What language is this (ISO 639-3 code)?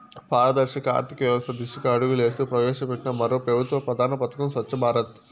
tel